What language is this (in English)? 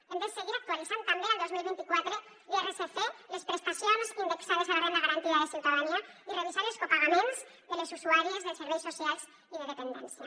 Catalan